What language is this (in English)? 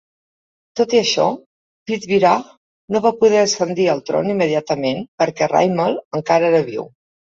Catalan